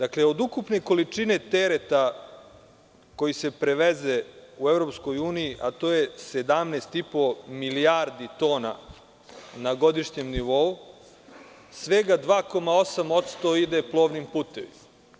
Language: Serbian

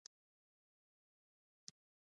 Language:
Pashto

